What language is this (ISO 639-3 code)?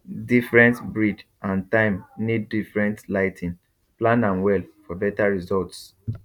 pcm